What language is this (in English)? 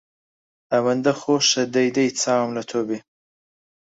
Central Kurdish